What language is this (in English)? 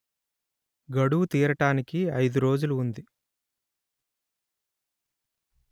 Telugu